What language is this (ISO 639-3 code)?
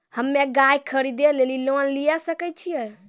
mai